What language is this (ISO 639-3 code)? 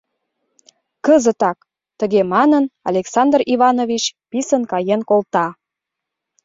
chm